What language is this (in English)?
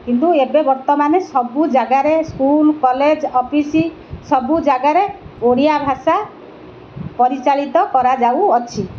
Odia